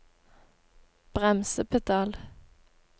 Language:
Norwegian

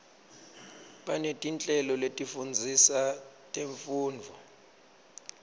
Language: Swati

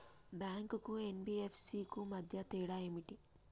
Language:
Telugu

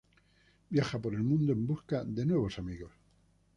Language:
Spanish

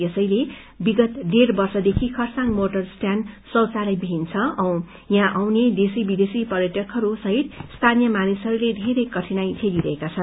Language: Nepali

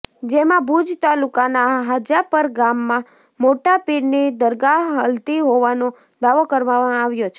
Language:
Gujarati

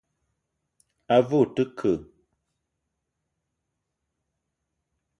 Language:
Eton (Cameroon)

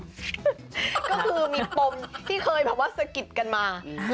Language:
Thai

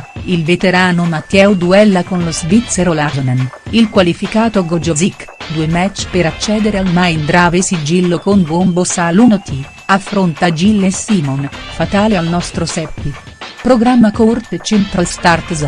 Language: Italian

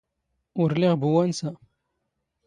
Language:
Standard Moroccan Tamazight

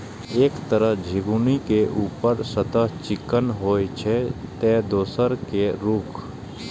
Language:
Maithili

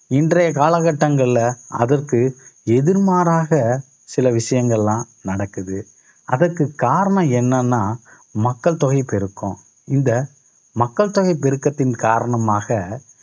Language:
Tamil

